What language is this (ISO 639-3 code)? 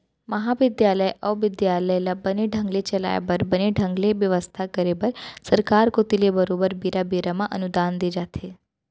hne